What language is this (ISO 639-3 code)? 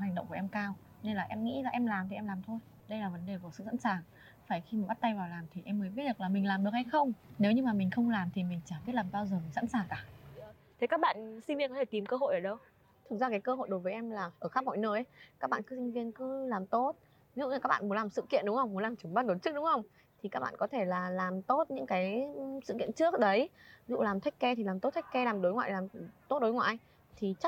vie